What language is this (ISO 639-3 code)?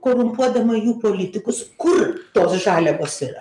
lit